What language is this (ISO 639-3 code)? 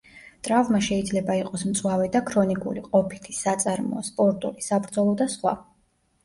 kat